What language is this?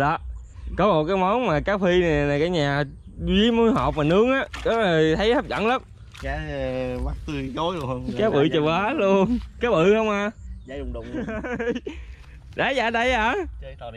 Vietnamese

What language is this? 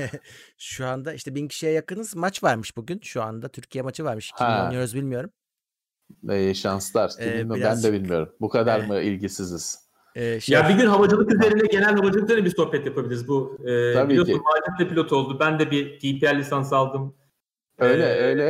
Turkish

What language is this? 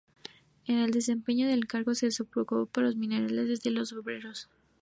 Spanish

